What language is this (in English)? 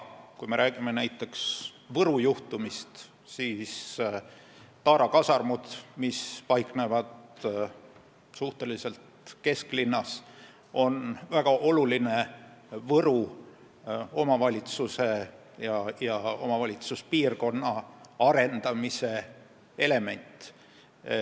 Estonian